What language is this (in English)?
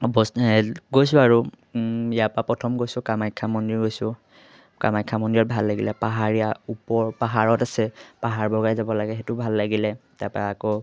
Assamese